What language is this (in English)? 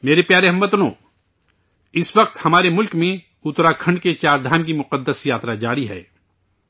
Urdu